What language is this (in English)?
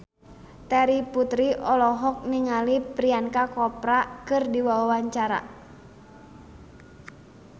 Sundanese